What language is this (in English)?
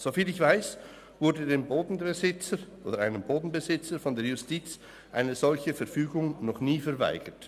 Swiss German